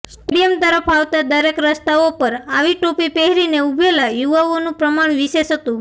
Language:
Gujarati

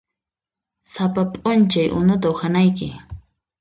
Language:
Puno Quechua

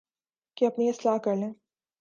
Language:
Urdu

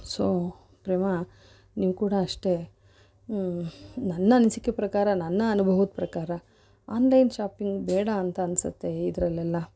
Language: Kannada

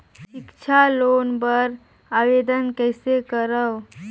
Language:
Chhattisgarhi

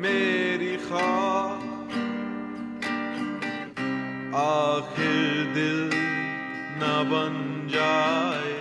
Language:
Urdu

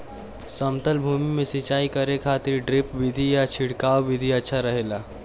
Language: Bhojpuri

